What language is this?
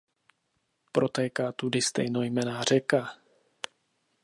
Czech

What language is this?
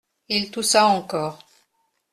French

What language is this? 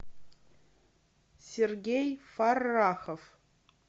Russian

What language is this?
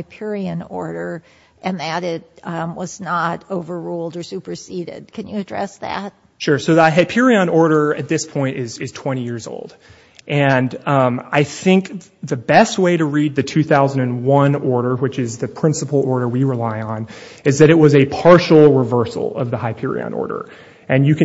English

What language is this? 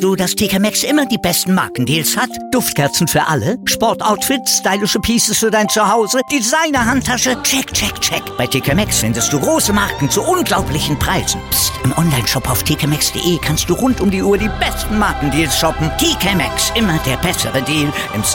German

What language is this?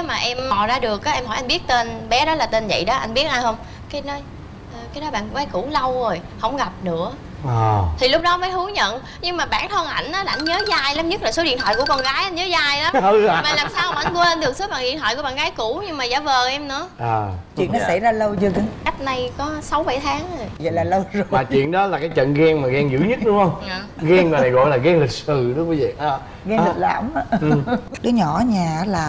Vietnamese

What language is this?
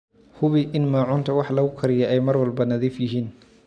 Somali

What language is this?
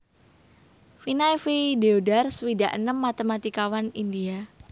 Javanese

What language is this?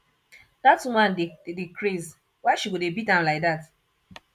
Nigerian Pidgin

